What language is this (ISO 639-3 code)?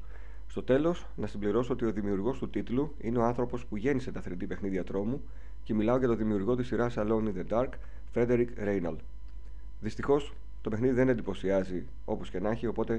ell